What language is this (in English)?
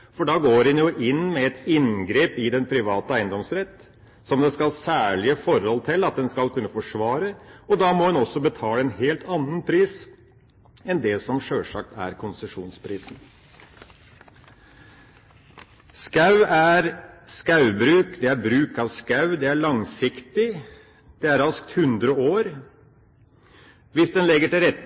Norwegian Bokmål